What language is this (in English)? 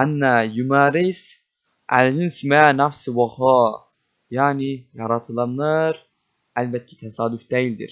Turkish